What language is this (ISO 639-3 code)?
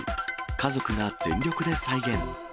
jpn